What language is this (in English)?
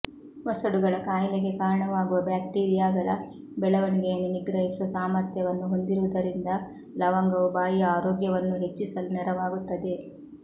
Kannada